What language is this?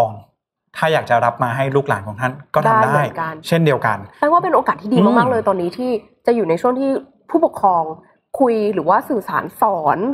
Thai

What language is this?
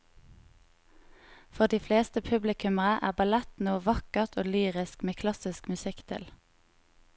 Norwegian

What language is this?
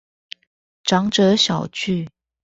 Chinese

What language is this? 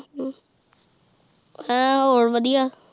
Punjabi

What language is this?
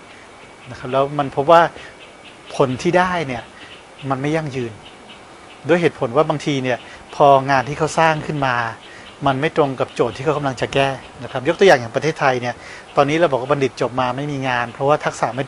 Thai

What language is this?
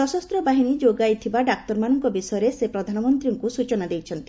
Odia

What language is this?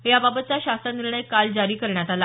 Marathi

